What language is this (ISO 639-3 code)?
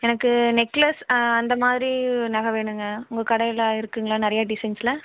tam